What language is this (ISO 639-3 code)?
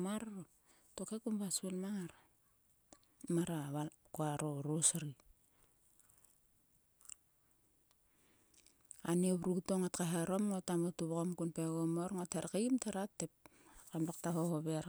sua